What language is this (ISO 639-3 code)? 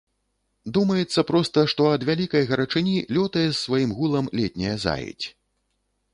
bel